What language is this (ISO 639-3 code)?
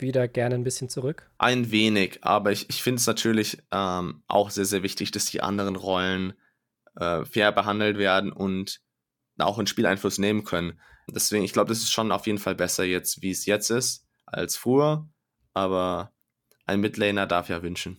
deu